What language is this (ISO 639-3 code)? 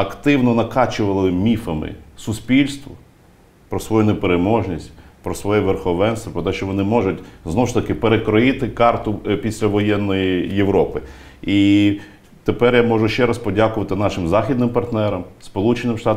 ukr